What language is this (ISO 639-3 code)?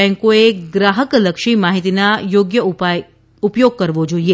guj